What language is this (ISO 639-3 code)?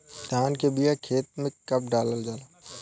bho